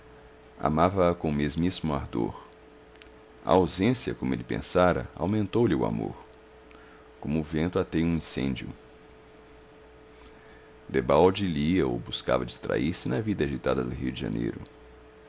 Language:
Portuguese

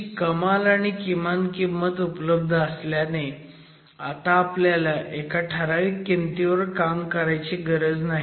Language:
Marathi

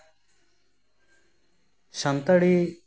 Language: Santali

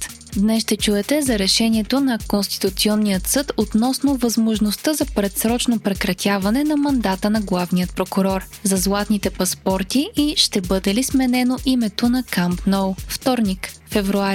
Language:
Bulgarian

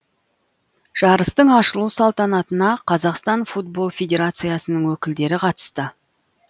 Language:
Kazakh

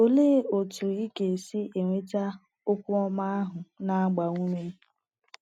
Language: Igbo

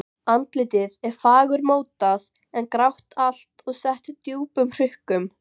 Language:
Icelandic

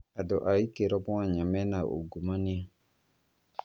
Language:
Kikuyu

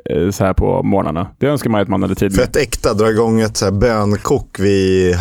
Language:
Swedish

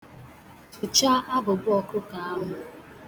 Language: Igbo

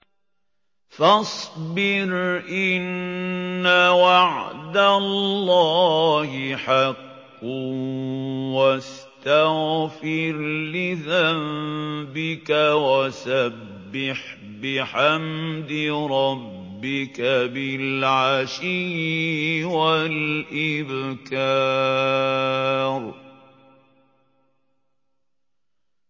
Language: Arabic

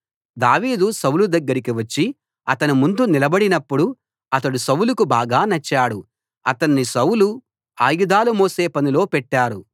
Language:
Telugu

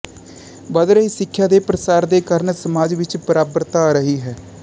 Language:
Punjabi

